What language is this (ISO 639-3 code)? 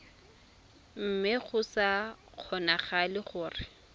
tsn